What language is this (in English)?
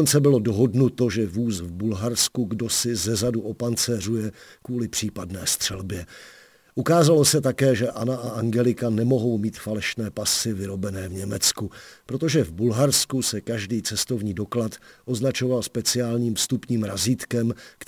Czech